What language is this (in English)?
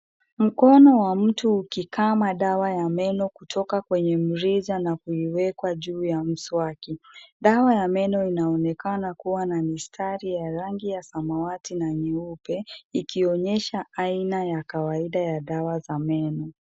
Swahili